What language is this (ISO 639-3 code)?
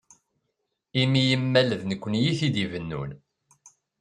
kab